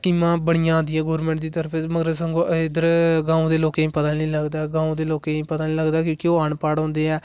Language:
Dogri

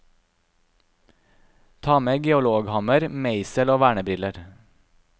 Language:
Norwegian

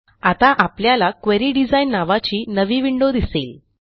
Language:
Marathi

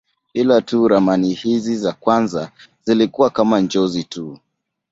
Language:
Swahili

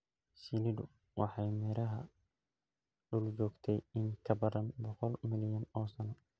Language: Somali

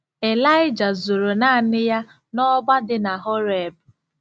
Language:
Igbo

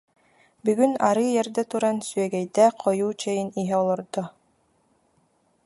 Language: Yakut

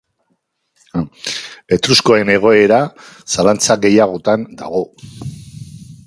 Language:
Basque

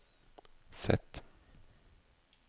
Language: Norwegian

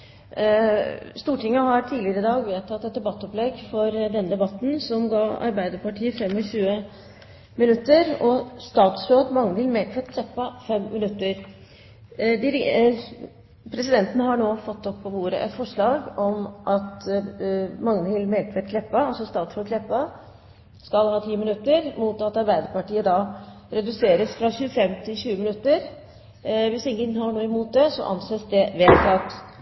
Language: Norwegian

